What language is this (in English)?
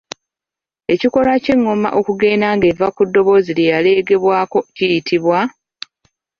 Ganda